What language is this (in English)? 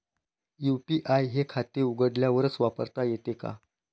Marathi